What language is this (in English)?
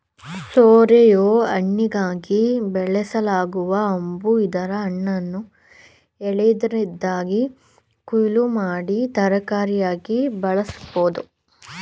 Kannada